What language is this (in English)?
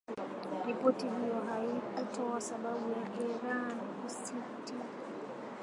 Swahili